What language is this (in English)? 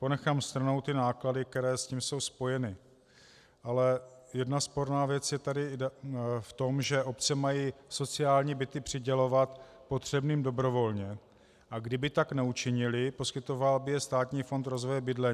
Czech